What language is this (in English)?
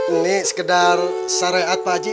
Indonesian